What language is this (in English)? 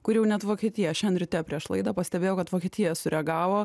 Lithuanian